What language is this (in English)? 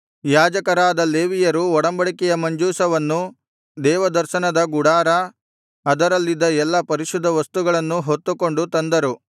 Kannada